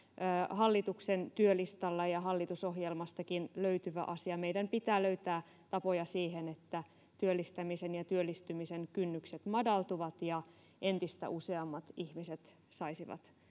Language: Finnish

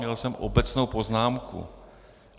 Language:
Czech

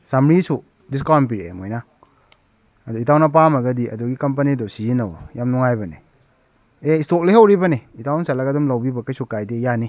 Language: Manipuri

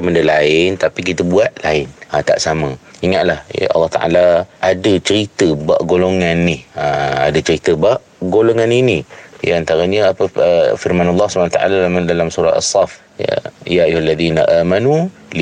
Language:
Malay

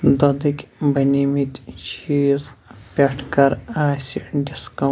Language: Kashmiri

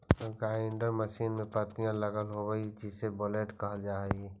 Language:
Magahi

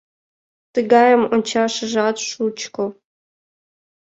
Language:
Mari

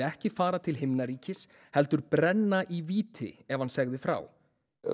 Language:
Icelandic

